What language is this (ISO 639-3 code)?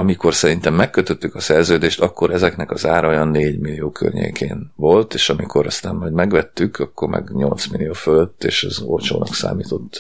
hun